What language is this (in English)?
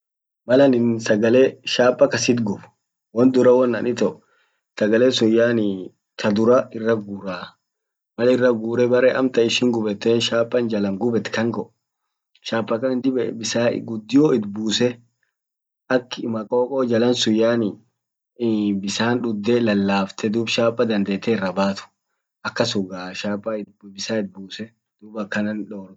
Orma